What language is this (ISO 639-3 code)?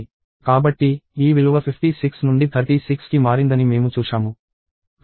tel